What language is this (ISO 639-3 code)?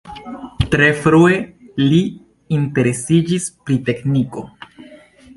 epo